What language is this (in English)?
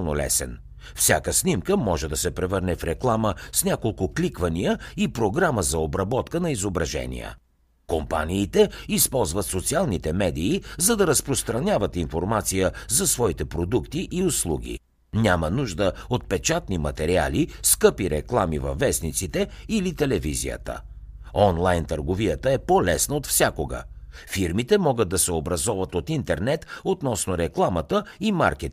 Bulgarian